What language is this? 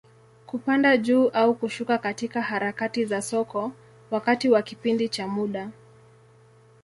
Swahili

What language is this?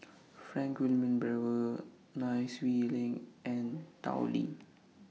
English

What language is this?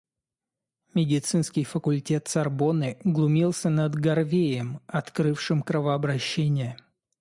Russian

